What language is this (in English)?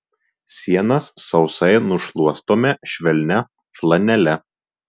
Lithuanian